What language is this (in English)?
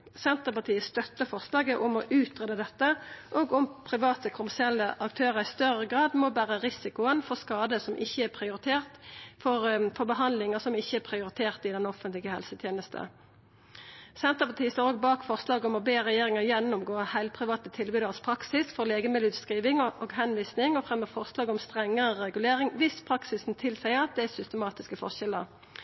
Norwegian Nynorsk